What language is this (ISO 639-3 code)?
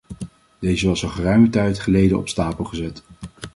nld